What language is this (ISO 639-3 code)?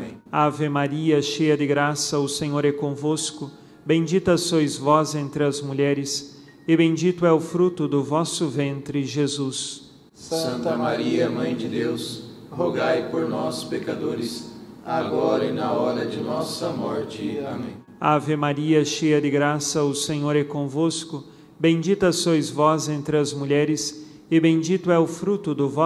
por